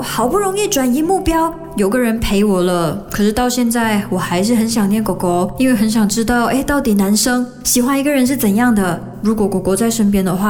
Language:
Chinese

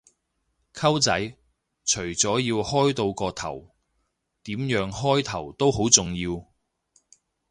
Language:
Cantonese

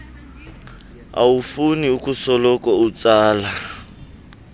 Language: Xhosa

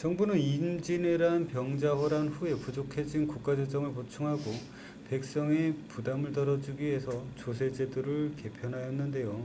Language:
Korean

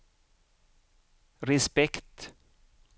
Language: Swedish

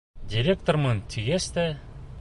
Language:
Bashkir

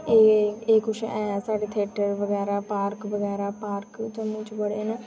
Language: Dogri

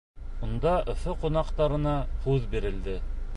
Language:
Bashkir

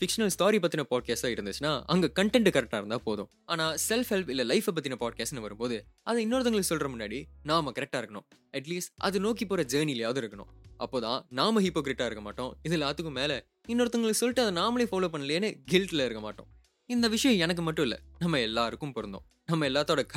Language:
Tamil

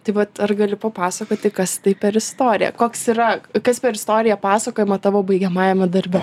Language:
Lithuanian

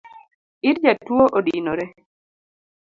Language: Luo (Kenya and Tanzania)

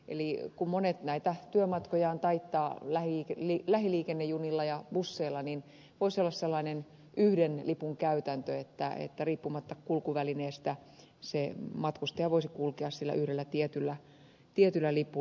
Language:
Finnish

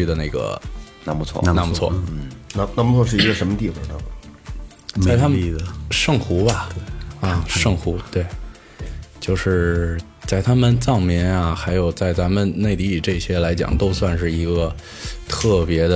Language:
Chinese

